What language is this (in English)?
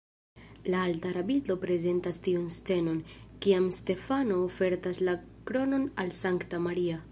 Esperanto